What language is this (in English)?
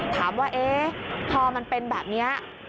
Thai